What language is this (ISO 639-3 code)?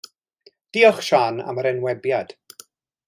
cym